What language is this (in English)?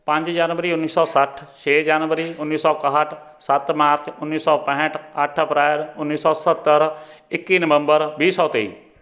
Punjabi